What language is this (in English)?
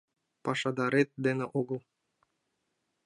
Mari